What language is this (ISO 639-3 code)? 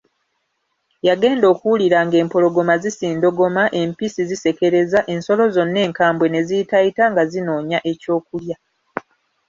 lug